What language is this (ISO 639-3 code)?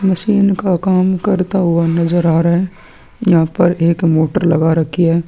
hin